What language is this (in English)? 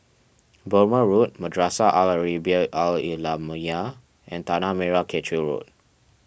English